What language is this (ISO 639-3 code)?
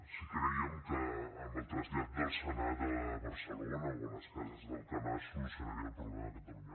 cat